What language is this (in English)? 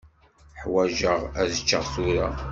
Kabyle